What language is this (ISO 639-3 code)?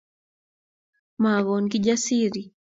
kln